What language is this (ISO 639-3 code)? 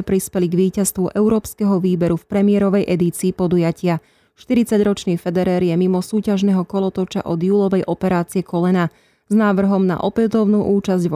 slk